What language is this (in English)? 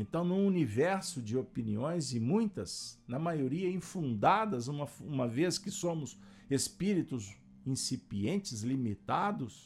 Portuguese